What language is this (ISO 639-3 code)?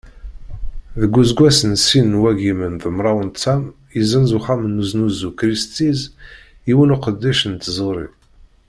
kab